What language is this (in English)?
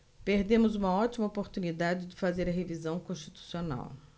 Portuguese